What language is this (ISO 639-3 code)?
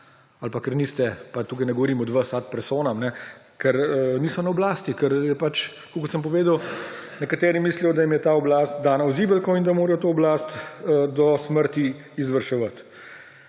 slv